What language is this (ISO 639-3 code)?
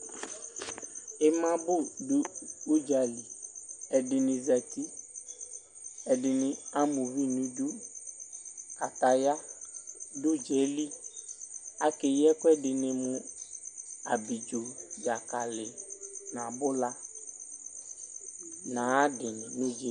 kpo